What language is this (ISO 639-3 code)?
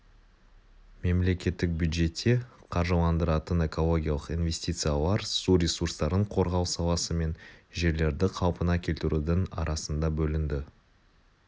kaz